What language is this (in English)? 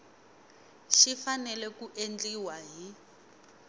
Tsonga